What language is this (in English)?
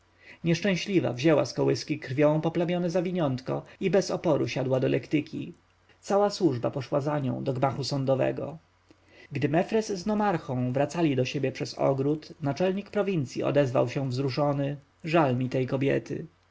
Polish